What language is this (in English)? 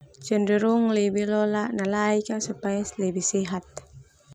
Termanu